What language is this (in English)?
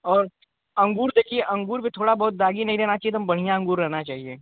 Hindi